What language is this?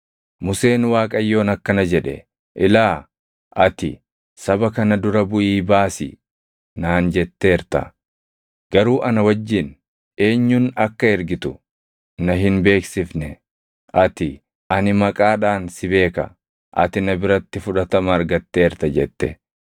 Oromo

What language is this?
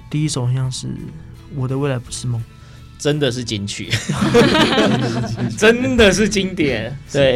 Chinese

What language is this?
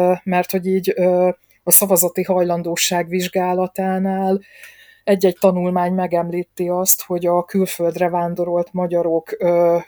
Hungarian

